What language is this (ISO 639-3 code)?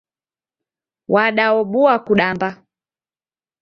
dav